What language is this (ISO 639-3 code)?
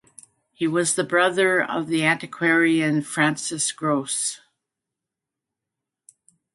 eng